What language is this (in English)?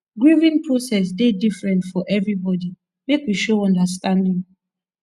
Nigerian Pidgin